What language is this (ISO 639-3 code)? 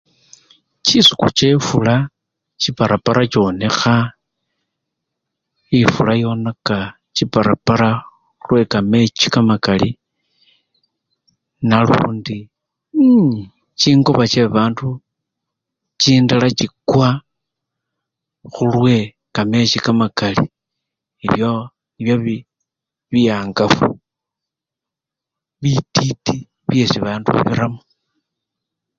luy